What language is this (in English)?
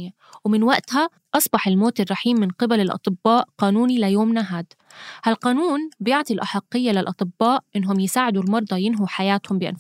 Arabic